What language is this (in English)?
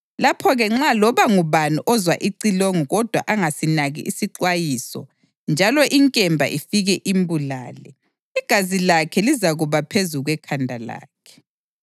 North Ndebele